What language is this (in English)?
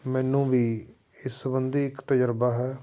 Punjabi